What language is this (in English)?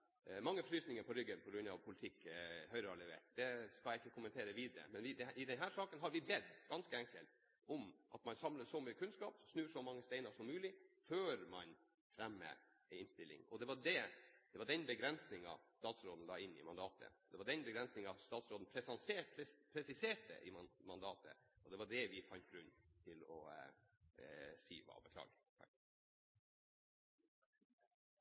Norwegian Bokmål